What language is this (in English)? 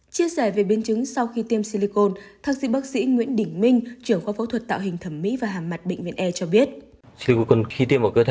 Vietnamese